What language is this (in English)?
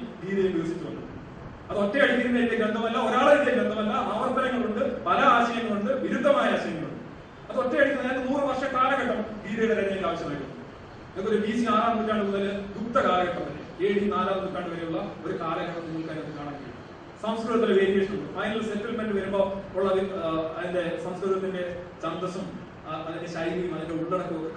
Malayalam